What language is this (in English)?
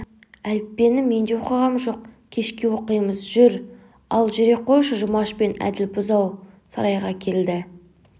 Kazakh